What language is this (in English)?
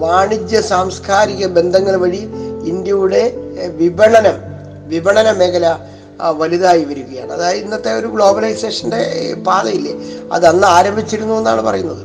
Malayalam